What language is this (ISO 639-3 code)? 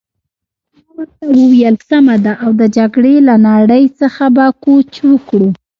pus